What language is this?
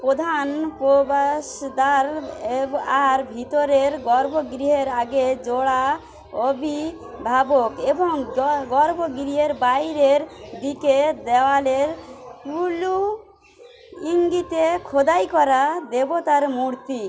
Bangla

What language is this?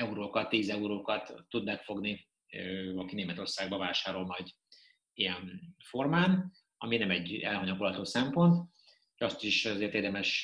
Hungarian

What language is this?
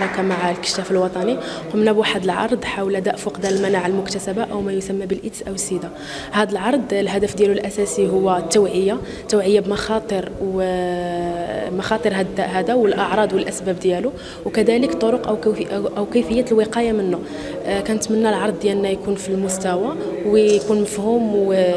Arabic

